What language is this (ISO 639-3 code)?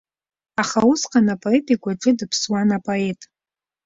abk